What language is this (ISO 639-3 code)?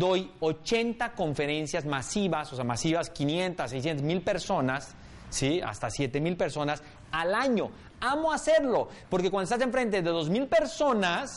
spa